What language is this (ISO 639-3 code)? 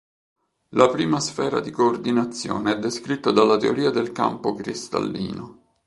ita